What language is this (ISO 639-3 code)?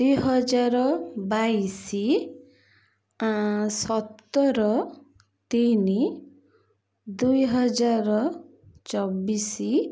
ori